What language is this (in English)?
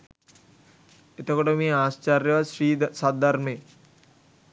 Sinhala